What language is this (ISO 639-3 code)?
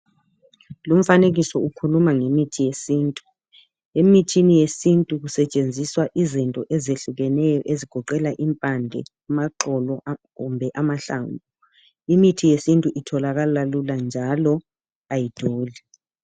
nde